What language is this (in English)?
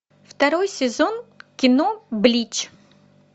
Russian